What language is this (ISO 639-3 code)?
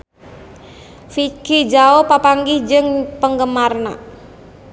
sun